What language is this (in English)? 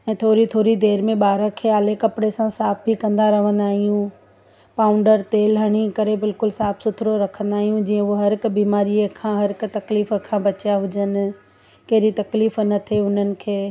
Sindhi